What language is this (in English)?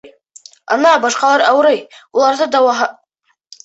Bashkir